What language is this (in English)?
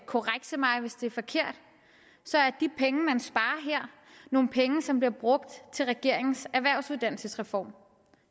Danish